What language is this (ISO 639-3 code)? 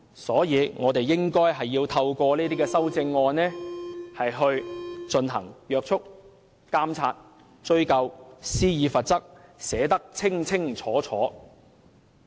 yue